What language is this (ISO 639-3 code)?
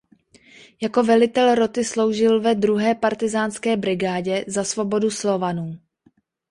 ces